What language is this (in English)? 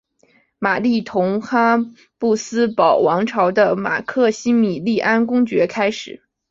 Chinese